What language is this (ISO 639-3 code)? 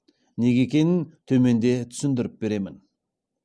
kaz